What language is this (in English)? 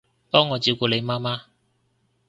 Cantonese